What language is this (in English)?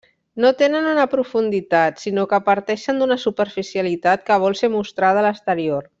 Catalan